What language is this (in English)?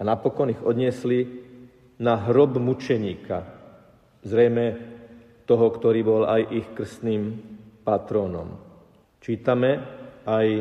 Slovak